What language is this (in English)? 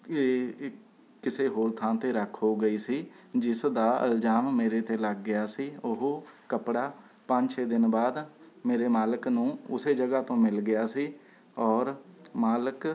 Punjabi